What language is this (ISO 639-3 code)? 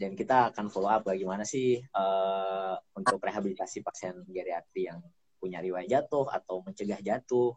ind